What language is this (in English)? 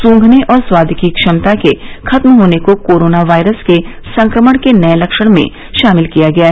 Hindi